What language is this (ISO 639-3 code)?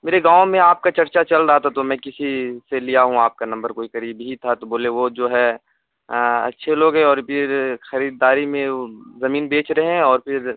urd